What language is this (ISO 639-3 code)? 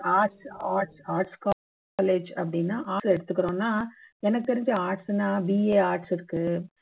tam